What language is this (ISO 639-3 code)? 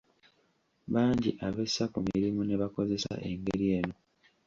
lug